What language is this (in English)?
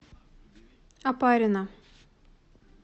Russian